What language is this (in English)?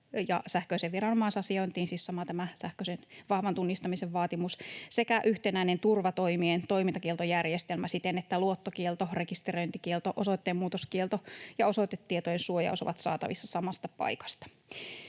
Finnish